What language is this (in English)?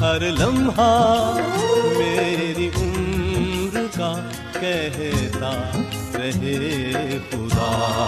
Urdu